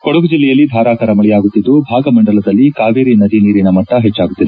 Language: Kannada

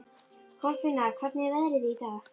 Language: Icelandic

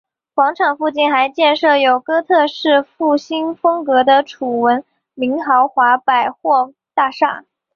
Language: Chinese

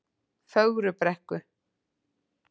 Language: Icelandic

